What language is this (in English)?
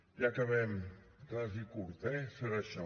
Catalan